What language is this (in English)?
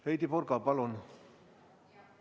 Estonian